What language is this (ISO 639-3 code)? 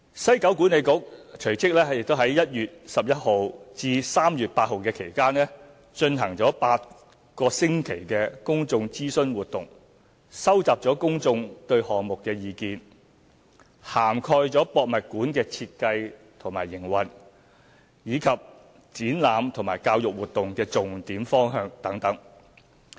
yue